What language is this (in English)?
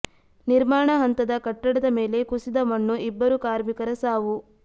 Kannada